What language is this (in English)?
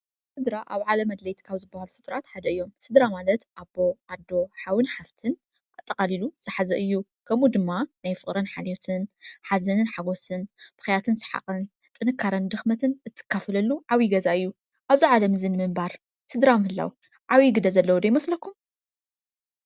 Tigrinya